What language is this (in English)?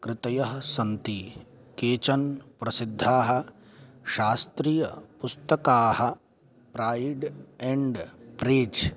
Sanskrit